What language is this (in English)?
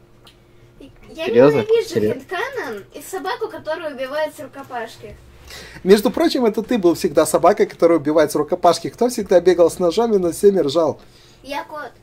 Russian